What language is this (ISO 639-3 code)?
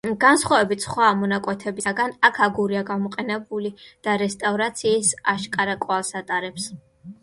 kat